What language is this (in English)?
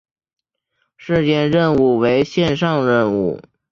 Chinese